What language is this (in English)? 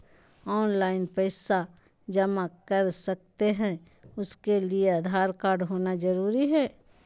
Magahi